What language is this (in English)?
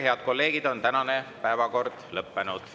Estonian